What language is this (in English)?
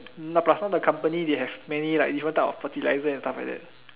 English